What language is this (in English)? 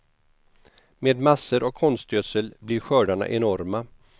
Swedish